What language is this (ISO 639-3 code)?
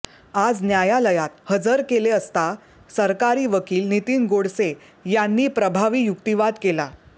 mar